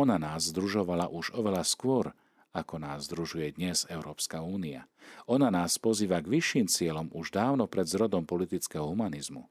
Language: Slovak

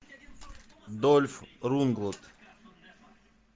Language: Russian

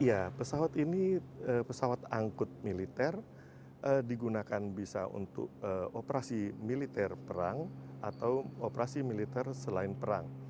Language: Indonesian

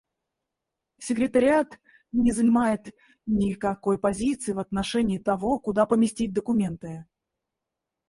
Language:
Russian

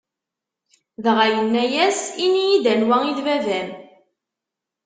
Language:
Kabyle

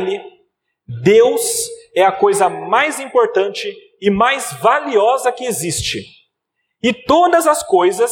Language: Portuguese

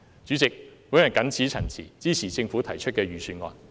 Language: Cantonese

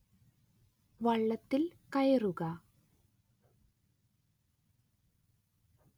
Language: Malayalam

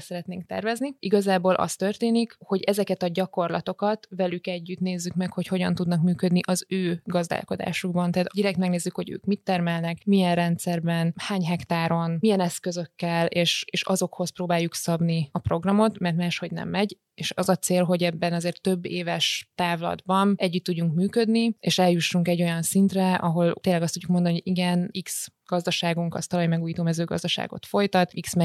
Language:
Hungarian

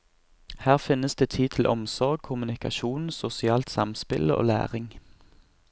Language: Norwegian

